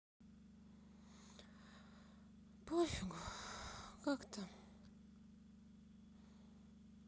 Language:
Russian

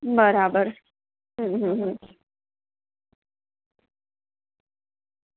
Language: Gujarati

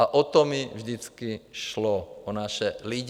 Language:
Czech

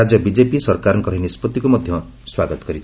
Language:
Odia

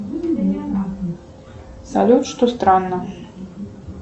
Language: Russian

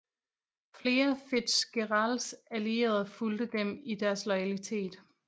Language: Danish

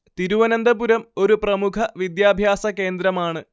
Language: Malayalam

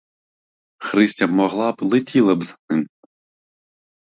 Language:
Ukrainian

